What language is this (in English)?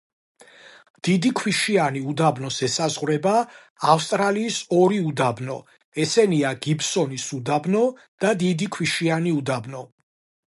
Georgian